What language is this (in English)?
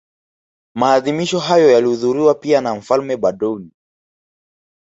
Swahili